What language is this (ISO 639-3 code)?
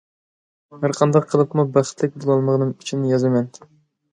uig